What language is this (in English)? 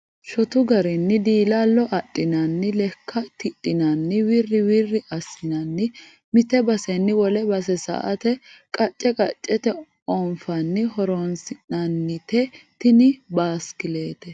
Sidamo